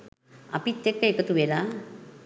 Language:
Sinhala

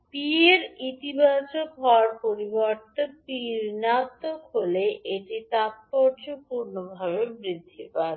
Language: Bangla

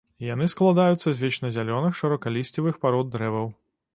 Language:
Belarusian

